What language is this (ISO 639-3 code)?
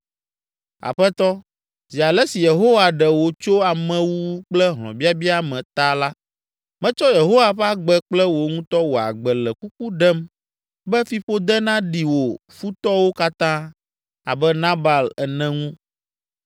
ewe